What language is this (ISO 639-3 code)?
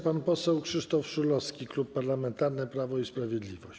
pol